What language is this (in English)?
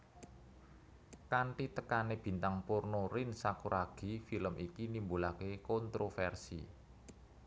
Javanese